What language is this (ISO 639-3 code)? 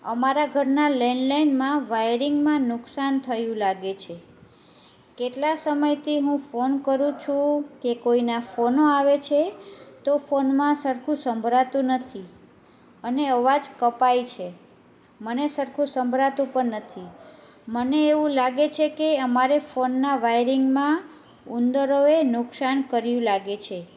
guj